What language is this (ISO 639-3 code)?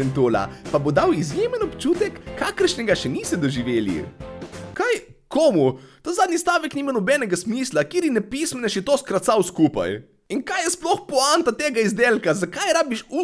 slv